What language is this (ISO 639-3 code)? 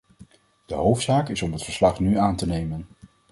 nld